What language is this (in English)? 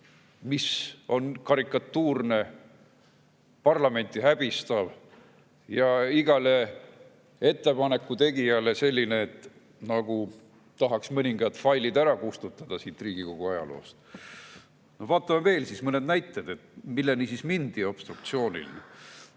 Estonian